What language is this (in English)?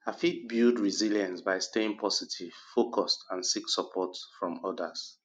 Nigerian Pidgin